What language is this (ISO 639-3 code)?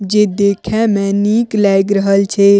mai